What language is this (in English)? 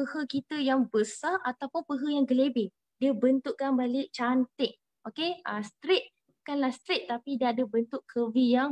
Malay